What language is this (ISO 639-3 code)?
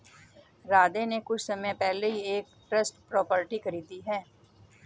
hin